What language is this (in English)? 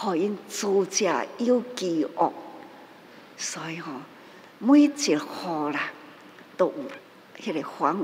Chinese